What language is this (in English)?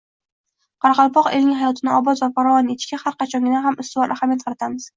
Uzbek